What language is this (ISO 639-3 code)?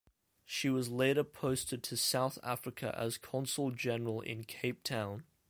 eng